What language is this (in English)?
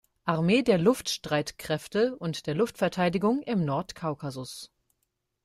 German